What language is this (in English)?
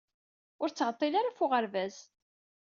Kabyle